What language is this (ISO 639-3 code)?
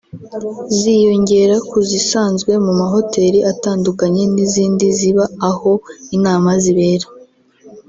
kin